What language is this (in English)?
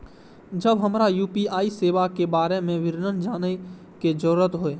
Maithili